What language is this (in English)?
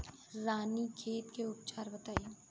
Bhojpuri